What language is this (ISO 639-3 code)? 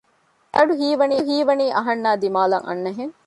div